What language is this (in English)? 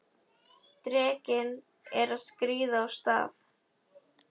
Icelandic